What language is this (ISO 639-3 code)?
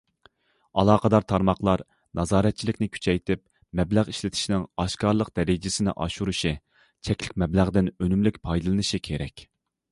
uig